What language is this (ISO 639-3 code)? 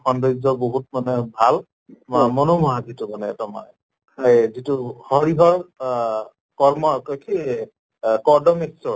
asm